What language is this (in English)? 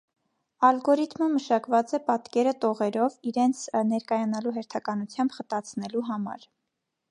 Armenian